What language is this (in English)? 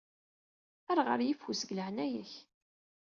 Kabyle